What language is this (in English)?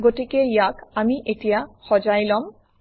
Assamese